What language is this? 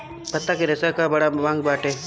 Bhojpuri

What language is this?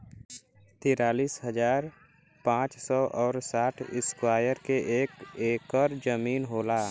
Bhojpuri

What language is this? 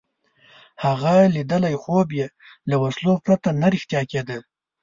Pashto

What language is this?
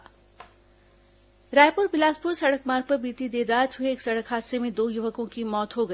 Hindi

